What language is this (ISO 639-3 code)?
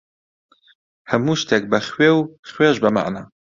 ckb